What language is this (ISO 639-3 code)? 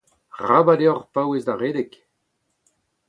bre